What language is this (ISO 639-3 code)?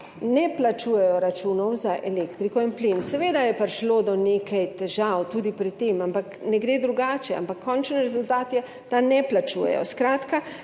slv